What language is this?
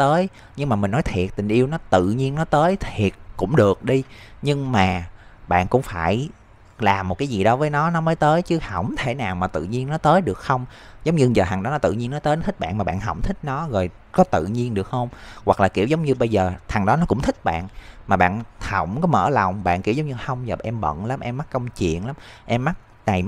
Vietnamese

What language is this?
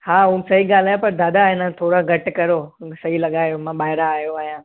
Sindhi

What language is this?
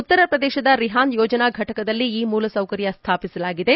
Kannada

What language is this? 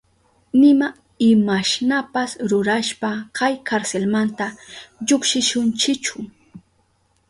Southern Pastaza Quechua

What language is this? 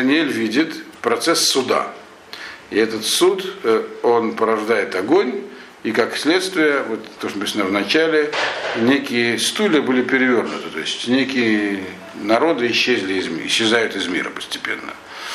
Russian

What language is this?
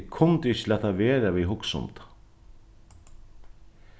Faroese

